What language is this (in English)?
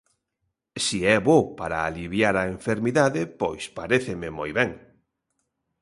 Galician